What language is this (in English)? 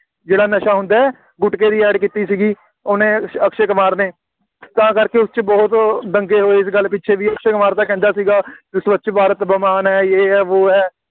Punjabi